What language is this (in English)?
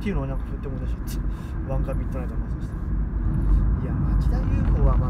Japanese